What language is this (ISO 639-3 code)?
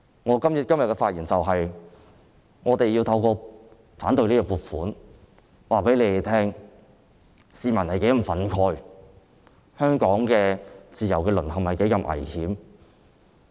yue